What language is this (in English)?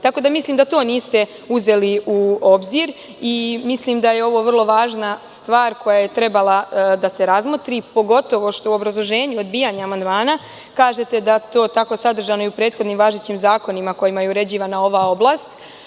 Serbian